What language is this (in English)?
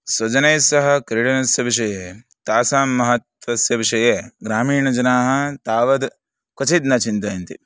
Sanskrit